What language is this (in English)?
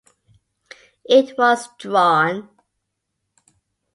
English